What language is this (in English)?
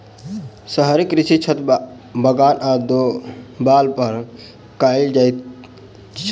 Maithili